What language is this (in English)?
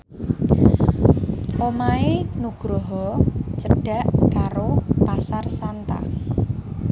Javanese